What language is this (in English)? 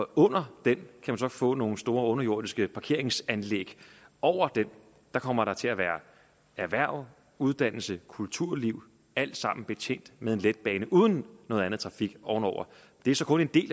Danish